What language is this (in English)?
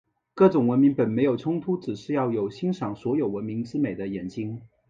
Chinese